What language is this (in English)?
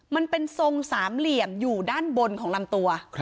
Thai